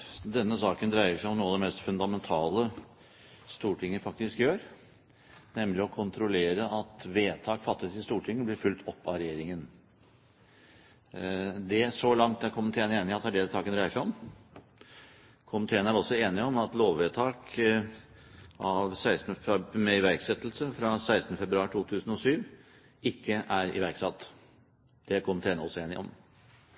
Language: Norwegian Bokmål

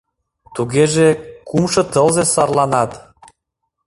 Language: Mari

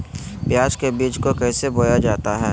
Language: Magahi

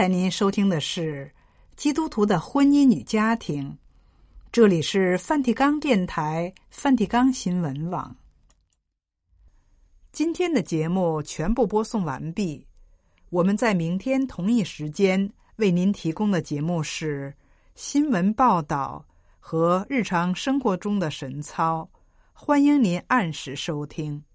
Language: Chinese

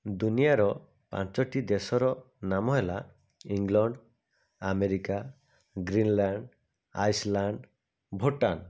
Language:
Odia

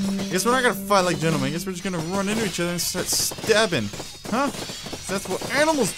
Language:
English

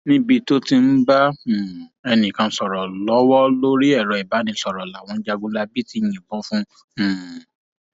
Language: Yoruba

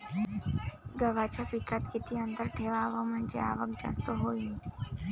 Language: Marathi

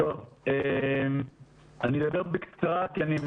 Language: Hebrew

